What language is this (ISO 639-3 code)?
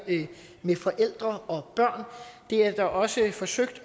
dan